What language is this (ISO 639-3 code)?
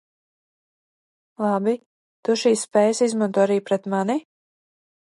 lav